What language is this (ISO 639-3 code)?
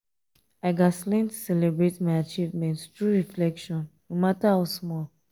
pcm